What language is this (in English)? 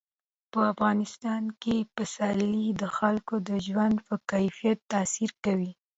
Pashto